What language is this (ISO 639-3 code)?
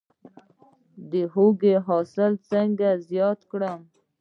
pus